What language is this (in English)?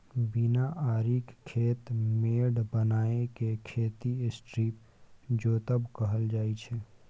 Maithili